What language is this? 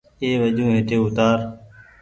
Goaria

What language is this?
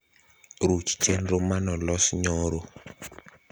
Luo (Kenya and Tanzania)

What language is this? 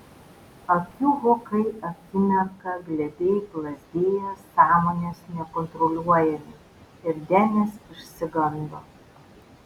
Lithuanian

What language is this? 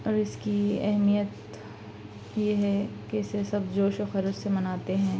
Urdu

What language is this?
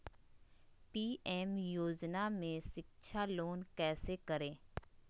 Magahi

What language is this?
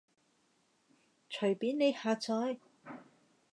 Cantonese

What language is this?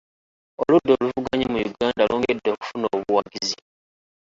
Ganda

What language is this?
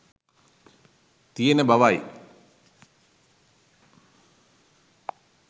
Sinhala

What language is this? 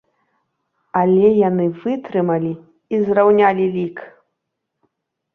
Belarusian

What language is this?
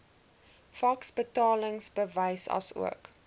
Afrikaans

